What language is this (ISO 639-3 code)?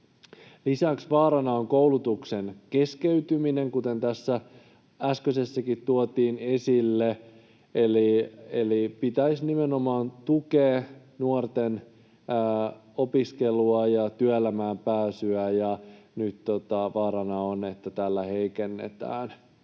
fin